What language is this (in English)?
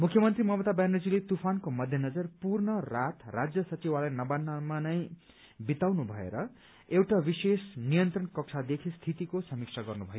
Nepali